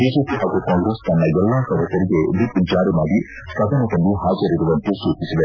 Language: Kannada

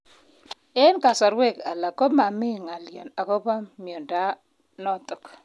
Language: Kalenjin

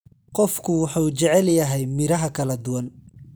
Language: Somali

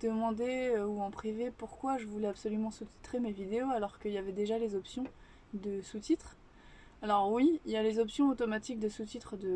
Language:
French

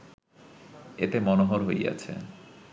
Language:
Bangla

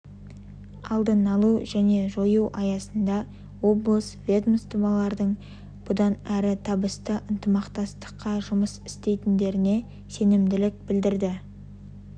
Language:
Kazakh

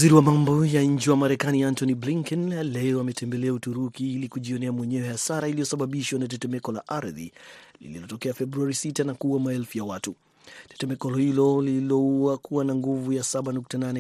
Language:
Swahili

